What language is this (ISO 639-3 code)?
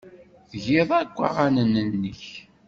kab